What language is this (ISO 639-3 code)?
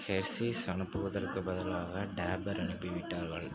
tam